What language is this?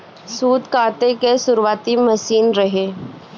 Bhojpuri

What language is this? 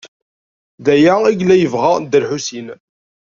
Kabyle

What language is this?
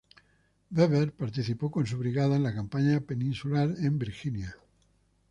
Spanish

